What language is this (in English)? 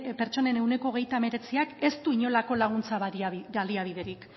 Basque